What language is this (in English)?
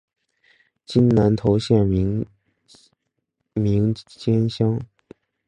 Chinese